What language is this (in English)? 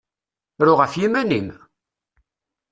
Kabyle